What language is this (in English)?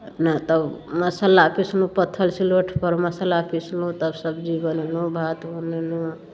Maithili